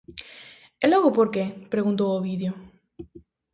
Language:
Galician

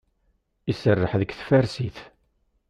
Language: Kabyle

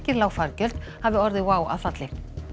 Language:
Icelandic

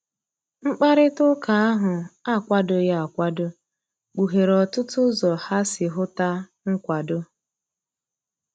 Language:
Igbo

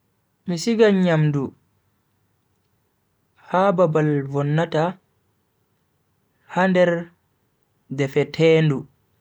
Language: Bagirmi Fulfulde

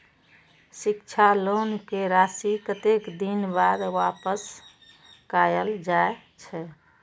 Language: Maithili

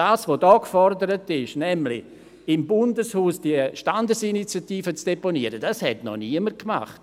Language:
Swiss German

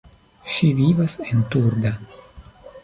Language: Esperanto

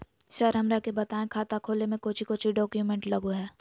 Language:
Magahi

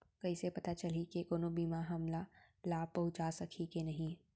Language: Chhattisgarhi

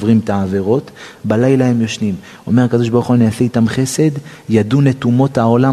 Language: Hebrew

